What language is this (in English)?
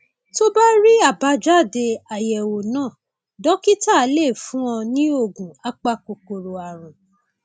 Yoruba